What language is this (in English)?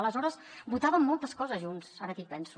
Catalan